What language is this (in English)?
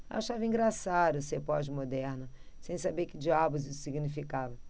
Portuguese